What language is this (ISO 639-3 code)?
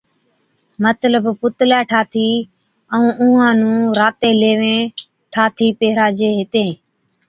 odk